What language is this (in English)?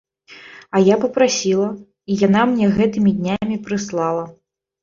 Belarusian